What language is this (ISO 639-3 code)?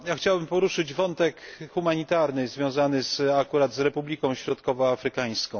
pol